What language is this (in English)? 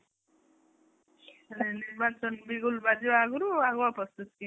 Odia